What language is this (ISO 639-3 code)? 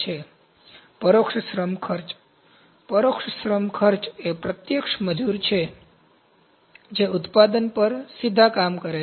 guj